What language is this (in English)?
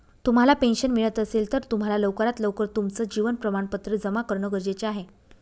Marathi